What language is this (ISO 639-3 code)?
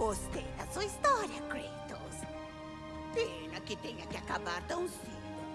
por